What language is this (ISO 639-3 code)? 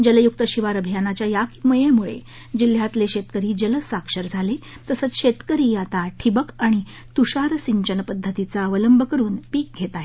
mar